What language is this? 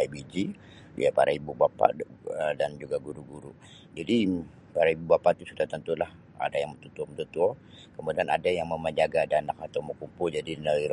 Sabah Bisaya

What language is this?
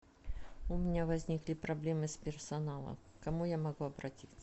Russian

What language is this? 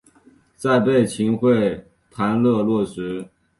Chinese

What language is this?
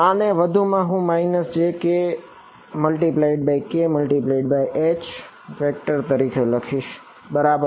Gujarati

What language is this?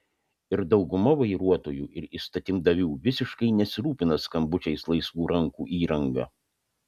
Lithuanian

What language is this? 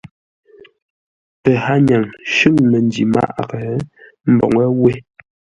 Ngombale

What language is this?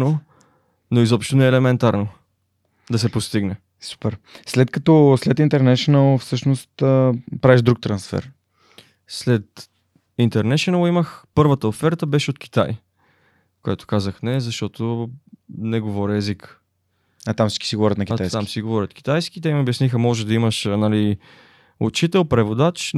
Bulgarian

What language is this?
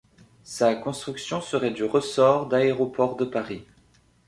French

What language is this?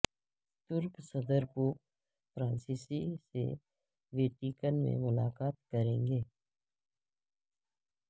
Urdu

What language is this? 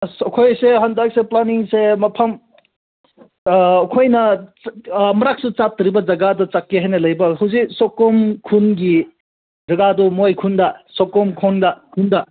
Manipuri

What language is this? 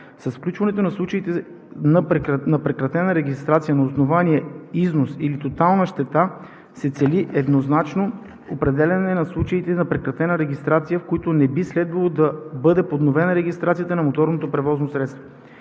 Bulgarian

